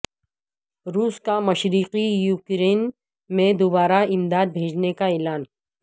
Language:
Urdu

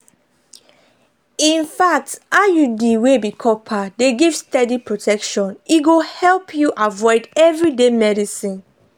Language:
Nigerian Pidgin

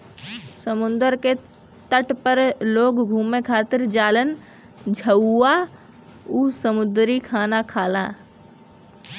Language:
Bhojpuri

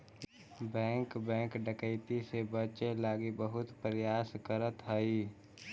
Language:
Magahi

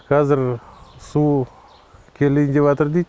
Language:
Kazakh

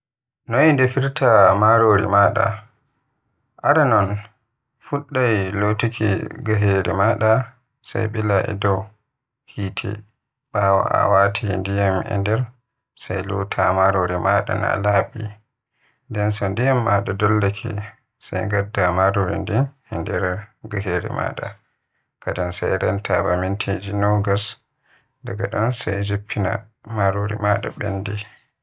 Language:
Western Niger Fulfulde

